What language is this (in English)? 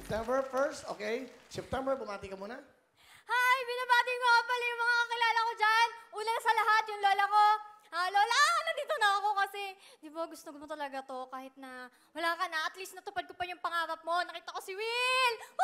Filipino